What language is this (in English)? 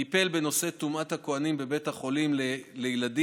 Hebrew